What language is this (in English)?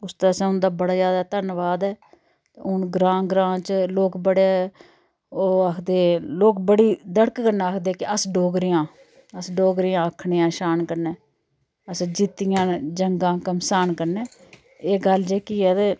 Dogri